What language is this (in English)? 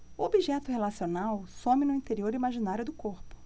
Portuguese